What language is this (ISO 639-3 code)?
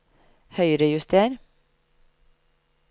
nor